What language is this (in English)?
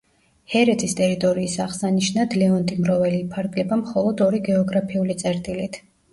Georgian